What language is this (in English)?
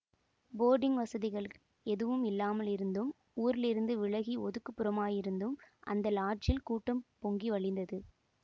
Tamil